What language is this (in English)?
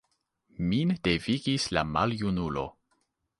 Esperanto